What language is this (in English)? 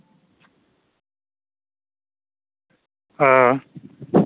Dogri